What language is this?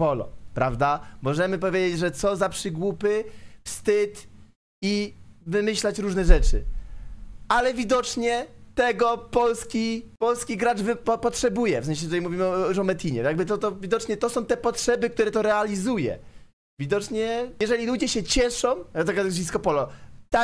Polish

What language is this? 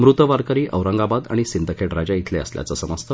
Marathi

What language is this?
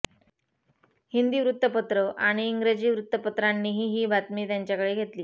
Marathi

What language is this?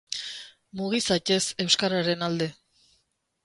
Basque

